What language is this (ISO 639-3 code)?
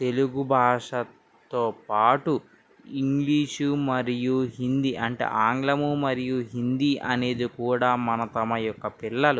tel